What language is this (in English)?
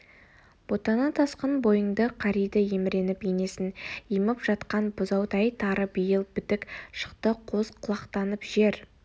Kazakh